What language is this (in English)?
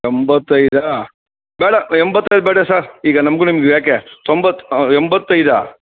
Kannada